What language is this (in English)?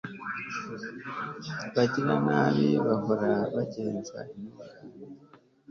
Kinyarwanda